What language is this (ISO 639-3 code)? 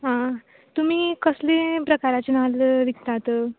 kok